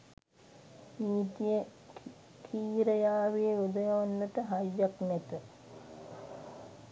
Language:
Sinhala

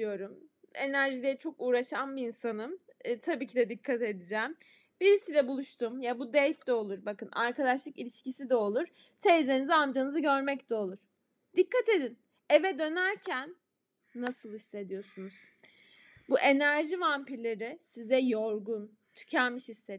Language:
Turkish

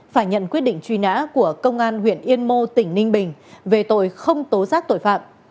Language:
Vietnamese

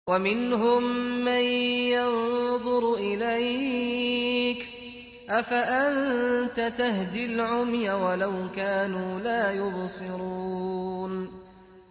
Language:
Arabic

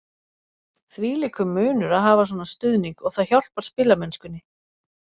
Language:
Icelandic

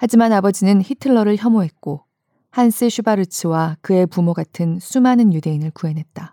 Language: Korean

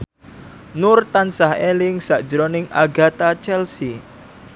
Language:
Javanese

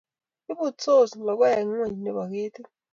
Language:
Kalenjin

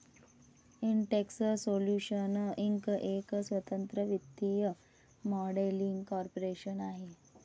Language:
Marathi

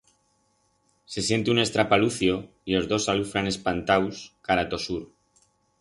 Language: Aragonese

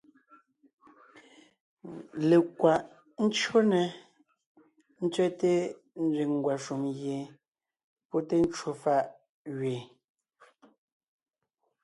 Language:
Ngiemboon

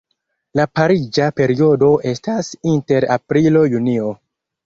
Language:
Esperanto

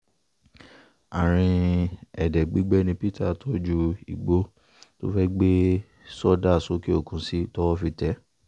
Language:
Yoruba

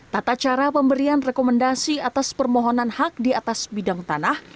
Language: Indonesian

